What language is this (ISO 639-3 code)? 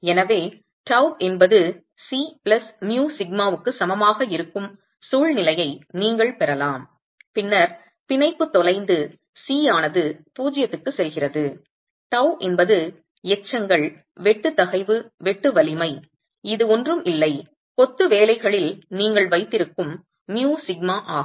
tam